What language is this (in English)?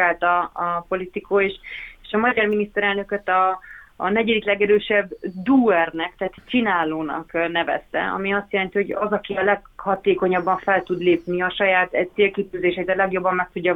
Hungarian